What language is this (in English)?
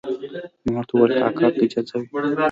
Pashto